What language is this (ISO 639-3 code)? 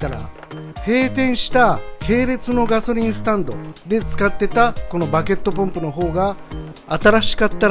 jpn